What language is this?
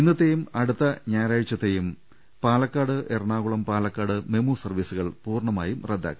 Malayalam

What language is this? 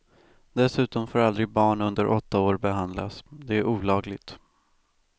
Swedish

